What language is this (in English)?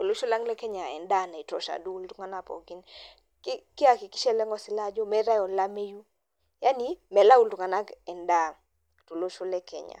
Masai